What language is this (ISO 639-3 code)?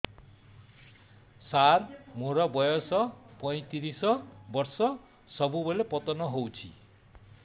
ori